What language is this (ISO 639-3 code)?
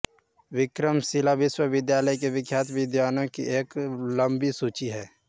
hin